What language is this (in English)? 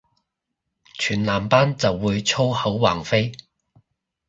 Cantonese